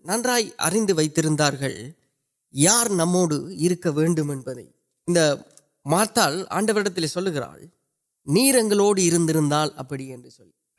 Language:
Urdu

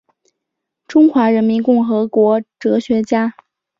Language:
Chinese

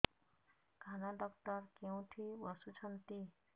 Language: Odia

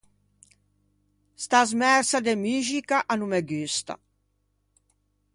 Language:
Ligurian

